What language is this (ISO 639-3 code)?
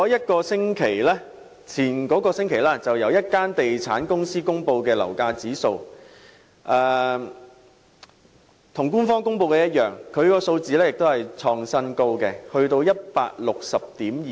yue